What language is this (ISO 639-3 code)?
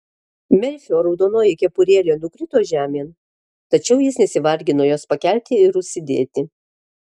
lit